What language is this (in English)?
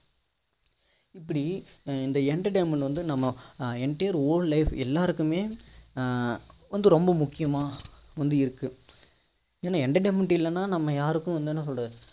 Tamil